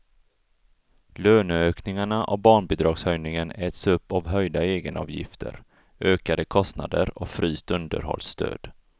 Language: Swedish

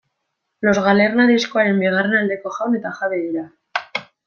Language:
Basque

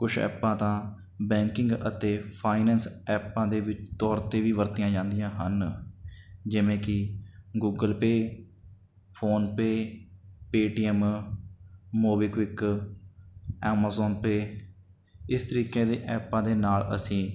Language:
Punjabi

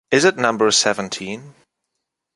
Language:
English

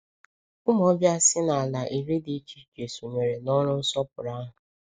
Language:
Igbo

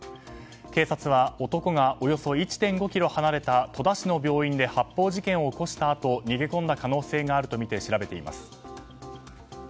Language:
Japanese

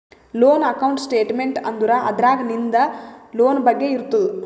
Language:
Kannada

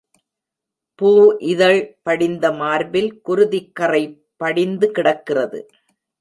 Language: Tamil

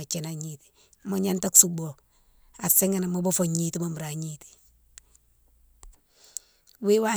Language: Mansoanka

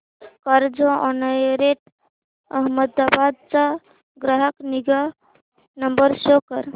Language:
Marathi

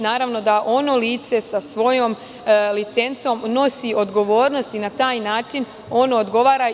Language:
Serbian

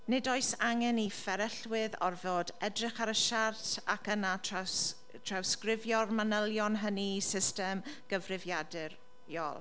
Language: Welsh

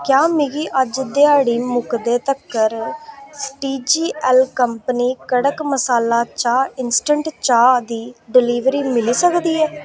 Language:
Dogri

